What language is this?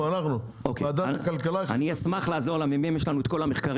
Hebrew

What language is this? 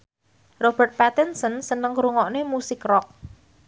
Javanese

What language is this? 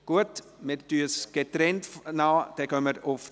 Swiss German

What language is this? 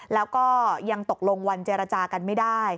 Thai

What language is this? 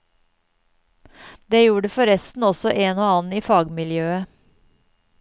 Norwegian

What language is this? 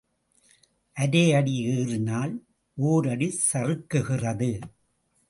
Tamil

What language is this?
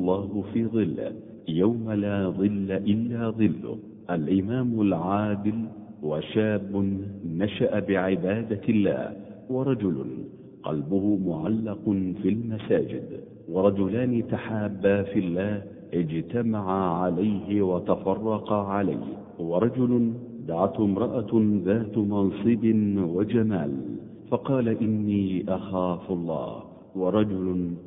Arabic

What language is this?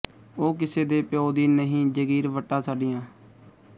Punjabi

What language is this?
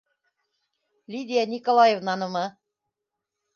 Bashkir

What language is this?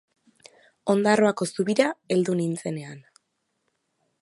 Basque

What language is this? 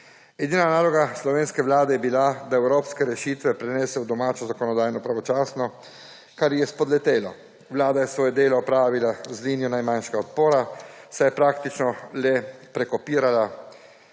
Slovenian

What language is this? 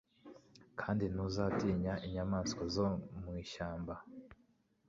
Kinyarwanda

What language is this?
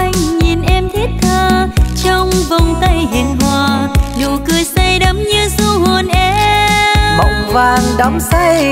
Vietnamese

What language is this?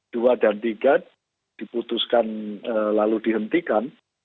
Indonesian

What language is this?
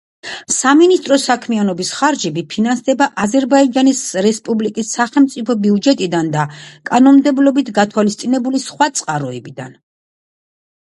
Georgian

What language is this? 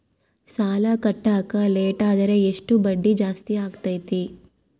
Kannada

